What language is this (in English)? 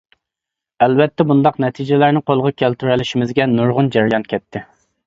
Uyghur